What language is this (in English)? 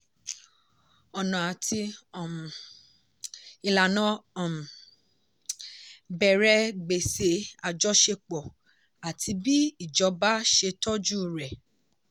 Yoruba